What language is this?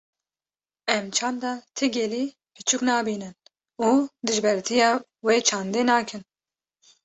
Kurdish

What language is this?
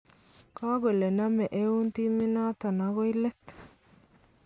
Kalenjin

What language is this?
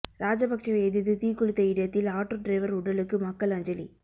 Tamil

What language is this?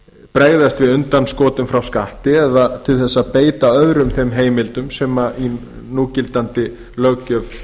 Icelandic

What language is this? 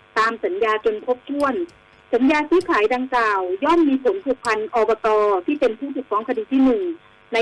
Thai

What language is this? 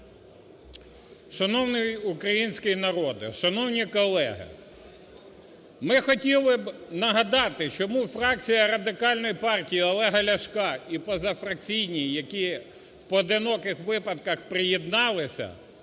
Ukrainian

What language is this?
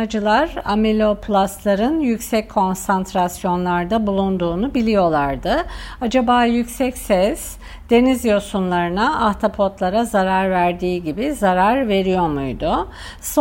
Turkish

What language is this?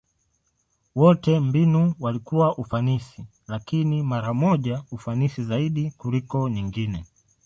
Swahili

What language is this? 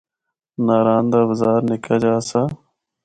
Northern Hindko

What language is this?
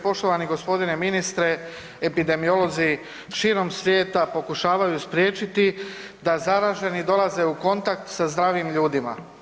Croatian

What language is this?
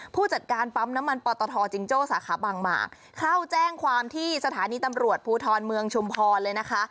Thai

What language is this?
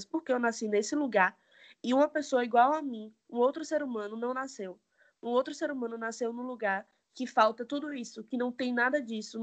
Portuguese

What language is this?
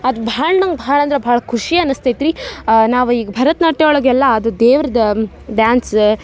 Kannada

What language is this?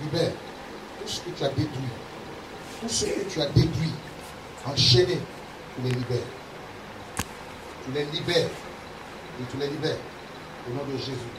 French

